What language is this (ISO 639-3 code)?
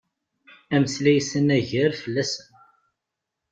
kab